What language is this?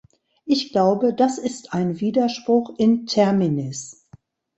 German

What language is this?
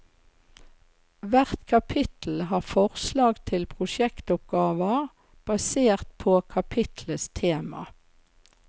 Norwegian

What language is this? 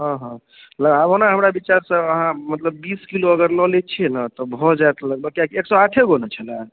Maithili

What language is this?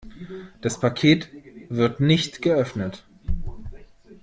German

